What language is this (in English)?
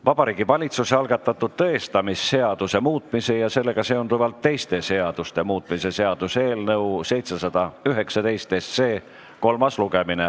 Estonian